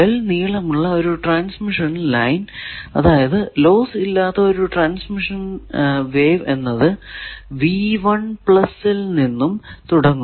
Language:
Malayalam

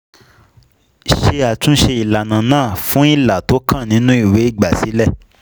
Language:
Yoruba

